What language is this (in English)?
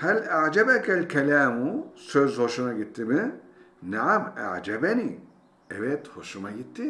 Turkish